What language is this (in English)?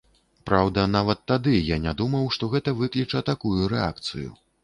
Belarusian